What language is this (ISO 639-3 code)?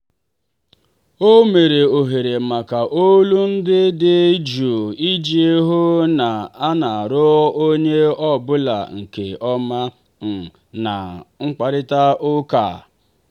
ibo